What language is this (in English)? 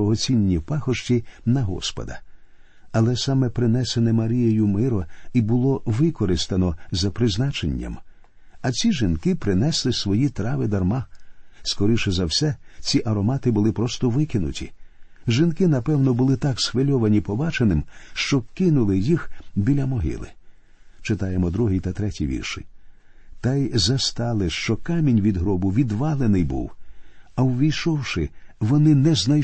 Ukrainian